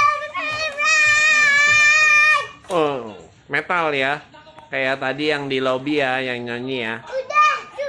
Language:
Indonesian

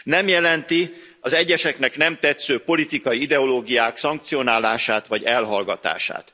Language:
Hungarian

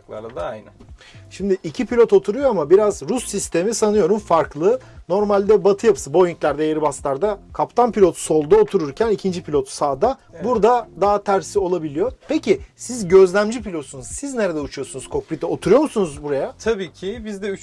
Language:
Turkish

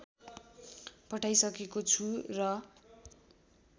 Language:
Nepali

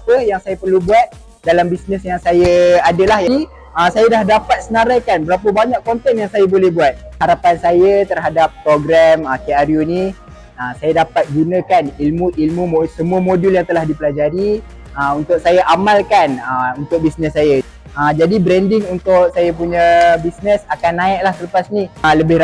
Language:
Malay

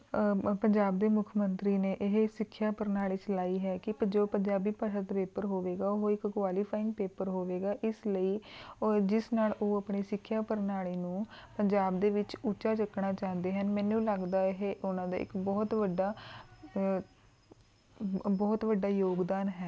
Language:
Punjabi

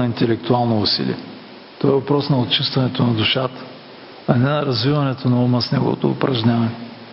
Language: Bulgarian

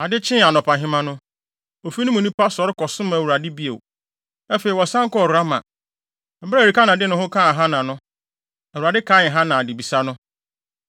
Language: Akan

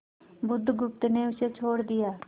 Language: Hindi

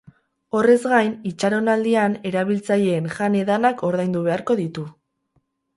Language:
Basque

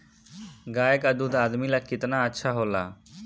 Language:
Bhojpuri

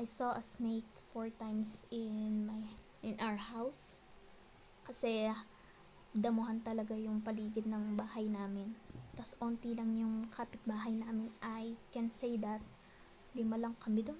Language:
Filipino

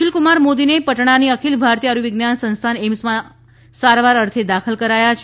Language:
Gujarati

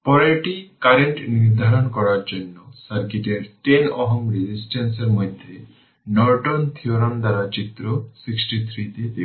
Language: Bangla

